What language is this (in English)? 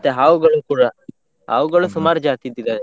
Kannada